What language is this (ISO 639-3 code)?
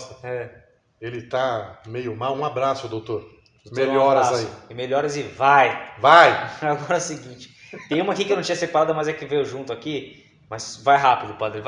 por